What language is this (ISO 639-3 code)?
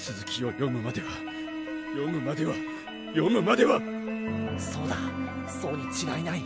jpn